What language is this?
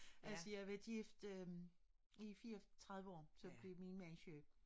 Danish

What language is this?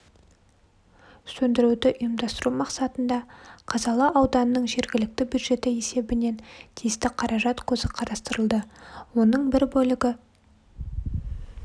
Kazakh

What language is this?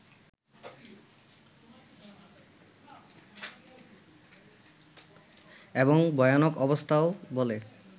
Bangla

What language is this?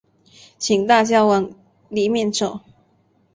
Chinese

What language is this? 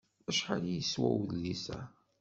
Kabyle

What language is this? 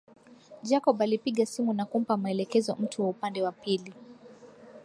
Swahili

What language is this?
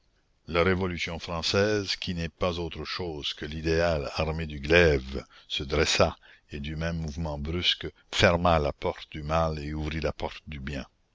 French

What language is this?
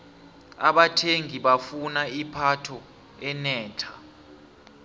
South Ndebele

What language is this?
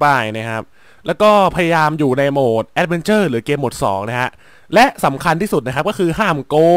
Thai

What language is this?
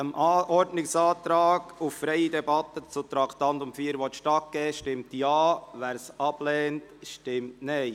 Swiss German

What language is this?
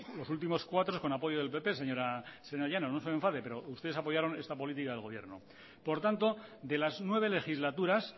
Spanish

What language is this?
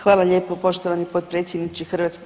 Croatian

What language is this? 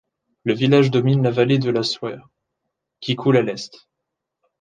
French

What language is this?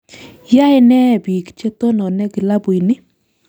Kalenjin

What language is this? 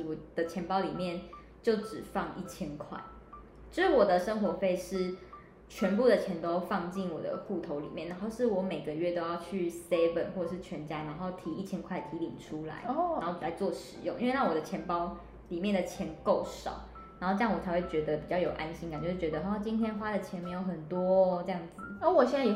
Chinese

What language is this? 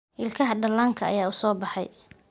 Somali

